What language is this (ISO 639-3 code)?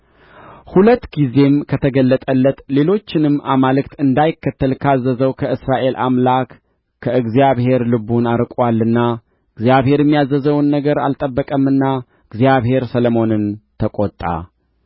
amh